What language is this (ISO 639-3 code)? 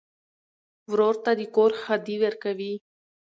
pus